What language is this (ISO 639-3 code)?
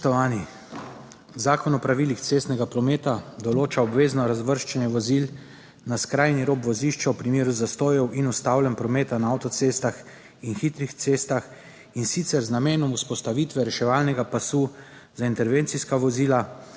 slv